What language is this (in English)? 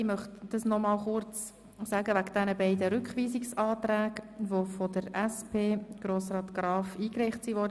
Swiss German